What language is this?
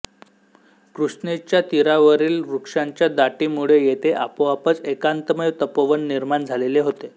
Marathi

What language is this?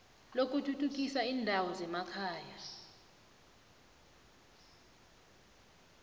South Ndebele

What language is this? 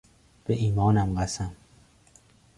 Persian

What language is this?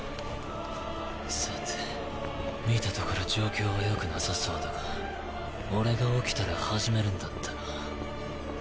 Japanese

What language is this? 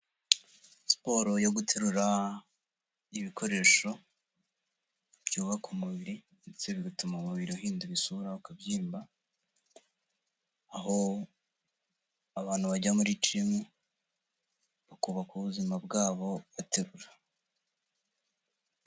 Kinyarwanda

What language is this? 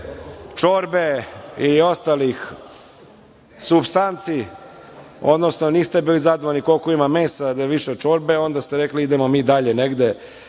Serbian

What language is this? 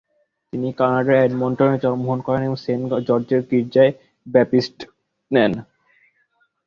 Bangla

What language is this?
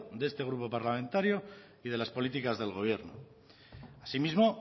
Spanish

